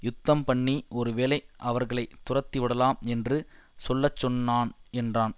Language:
Tamil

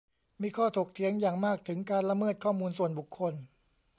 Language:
Thai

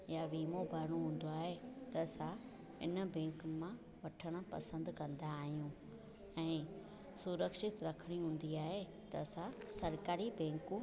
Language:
Sindhi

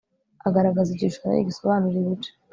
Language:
Kinyarwanda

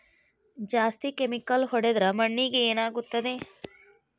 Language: Kannada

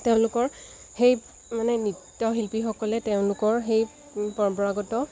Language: Assamese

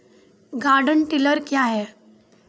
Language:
Maithili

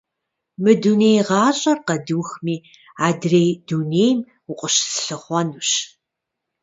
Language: Kabardian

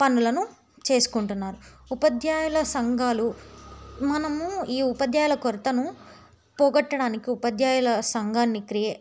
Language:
Telugu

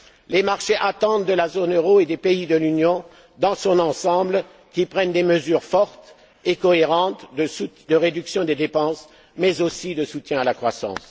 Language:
French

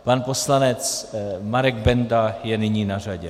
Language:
Czech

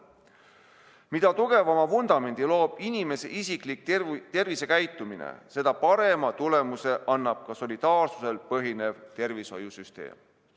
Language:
Estonian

